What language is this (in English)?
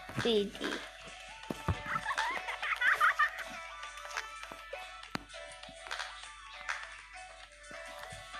Indonesian